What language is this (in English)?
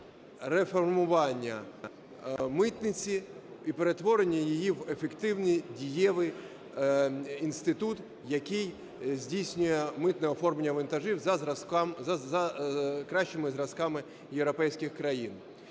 Ukrainian